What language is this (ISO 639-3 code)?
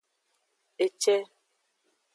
ajg